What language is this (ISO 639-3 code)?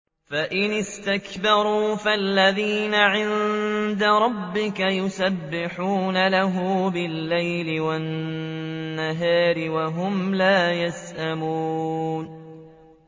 ara